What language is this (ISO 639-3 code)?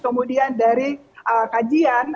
ind